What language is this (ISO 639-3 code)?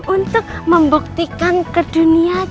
ind